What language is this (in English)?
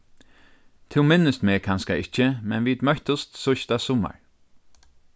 Faroese